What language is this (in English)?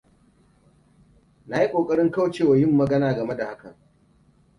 Hausa